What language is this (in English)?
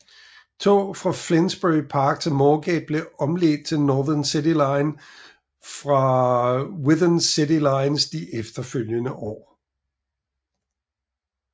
Danish